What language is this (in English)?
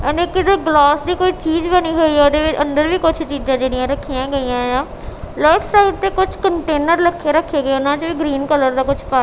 Punjabi